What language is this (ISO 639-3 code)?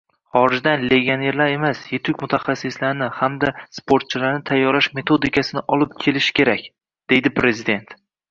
uzb